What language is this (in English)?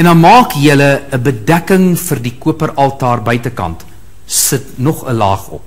Dutch